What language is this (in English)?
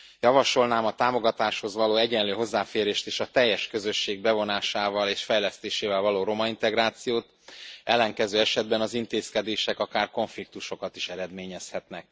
Hungarian